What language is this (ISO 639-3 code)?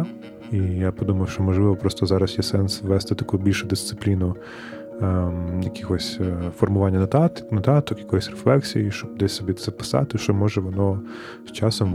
ukr